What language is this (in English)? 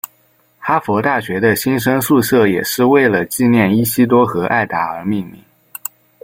Chinese